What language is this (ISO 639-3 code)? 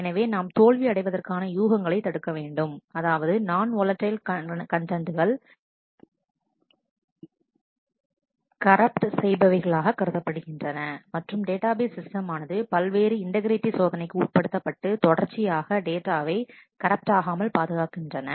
tam